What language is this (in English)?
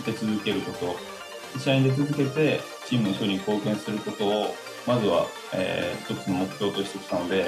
Japanese